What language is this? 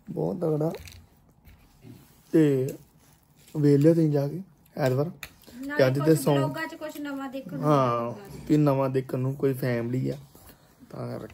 Hindi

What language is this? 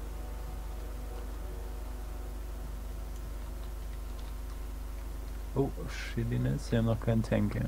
German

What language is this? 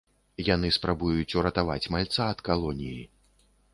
Belarusian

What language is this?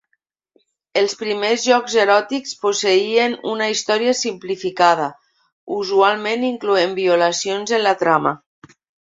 Catalan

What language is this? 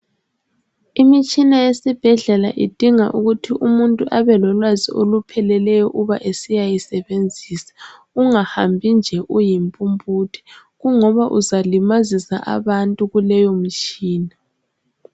North Ndebele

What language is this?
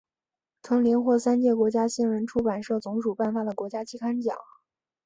Chinese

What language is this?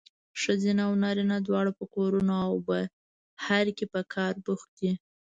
Pashto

